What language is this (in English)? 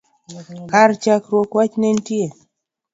Luo (Kenya and Tanzania)